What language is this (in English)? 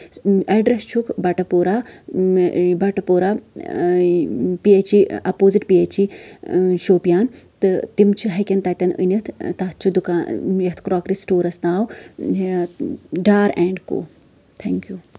Kashmiri